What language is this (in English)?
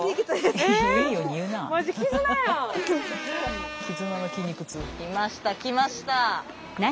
Japanese